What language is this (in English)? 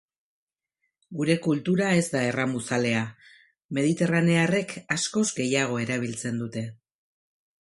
Basque